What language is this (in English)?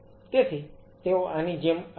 Gujarati